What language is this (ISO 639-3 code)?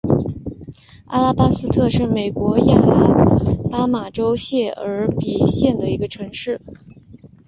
zho